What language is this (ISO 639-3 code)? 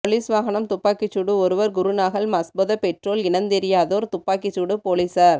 tam